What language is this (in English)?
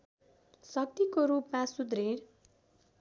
Nepali